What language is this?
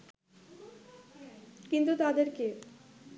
Bangla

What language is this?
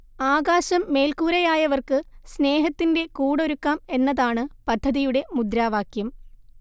Malayalam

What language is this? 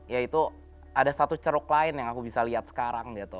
Indonesian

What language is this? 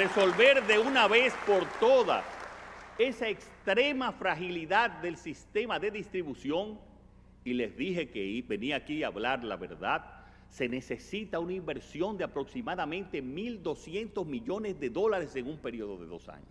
Spanish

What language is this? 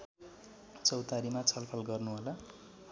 Nepali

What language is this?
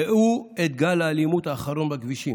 Hebrew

